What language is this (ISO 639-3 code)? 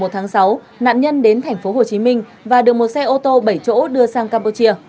vie